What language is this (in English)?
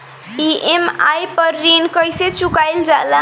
Bhojpuri